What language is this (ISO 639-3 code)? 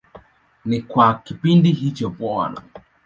swa